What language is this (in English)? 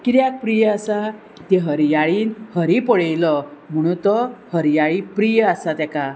Konkani